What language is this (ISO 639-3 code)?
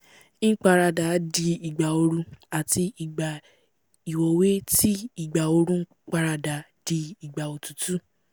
yor